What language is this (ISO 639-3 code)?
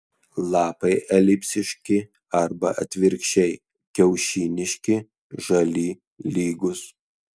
lit